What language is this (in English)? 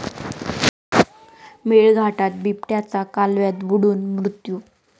Marathi